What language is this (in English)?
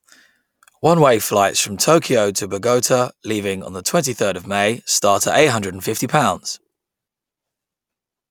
English